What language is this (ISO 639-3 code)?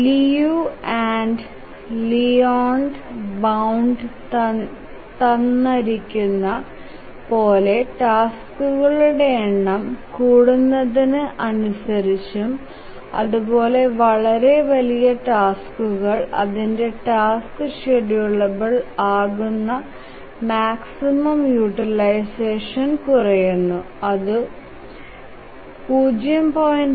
mal